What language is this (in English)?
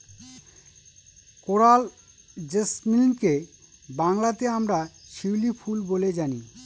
Bangla